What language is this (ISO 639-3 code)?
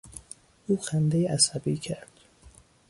fas